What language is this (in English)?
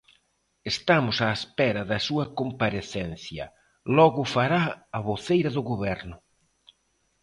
Galician